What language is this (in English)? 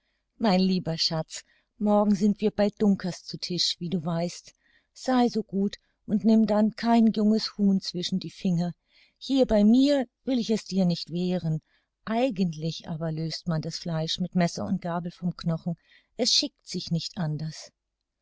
German